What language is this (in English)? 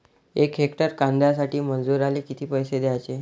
Marathi